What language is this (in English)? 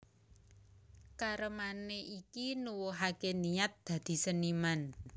Javanese